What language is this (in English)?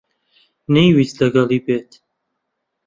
Central Kurdish